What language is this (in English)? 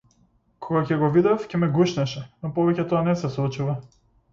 Macedonian